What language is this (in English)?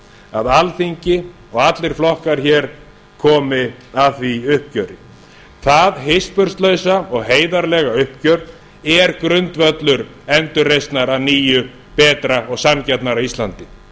Icelandic